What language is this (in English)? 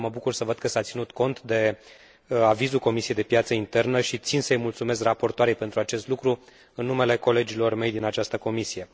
Romanian